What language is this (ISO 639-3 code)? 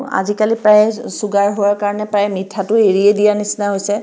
asm